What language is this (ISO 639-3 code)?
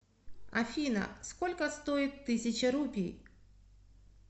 rus